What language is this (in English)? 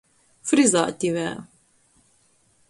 Latgalian